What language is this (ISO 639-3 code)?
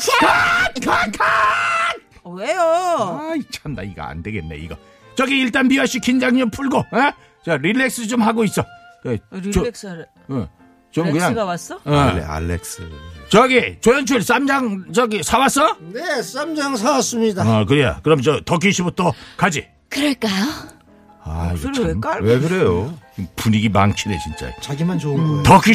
kor